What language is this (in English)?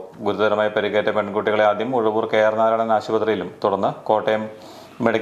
Romanian